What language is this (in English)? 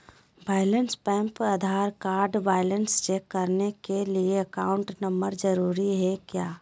Magahi